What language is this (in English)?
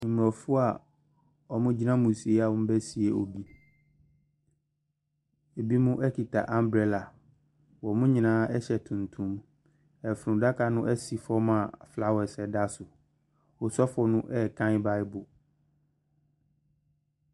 Akan